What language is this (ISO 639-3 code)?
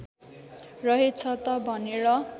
nep